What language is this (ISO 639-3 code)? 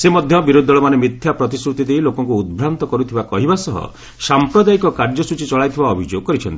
ori